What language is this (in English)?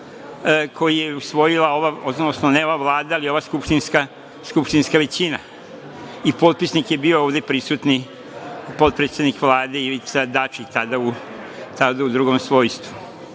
Serbian